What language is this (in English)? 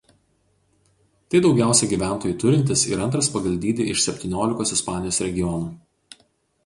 Lithuanian